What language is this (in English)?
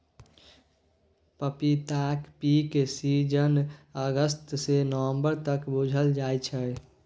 Maithili